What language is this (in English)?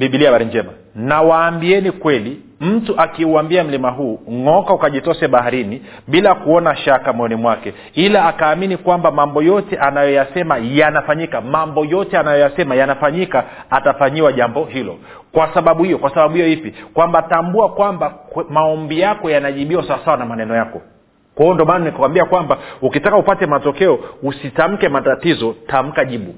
Swahili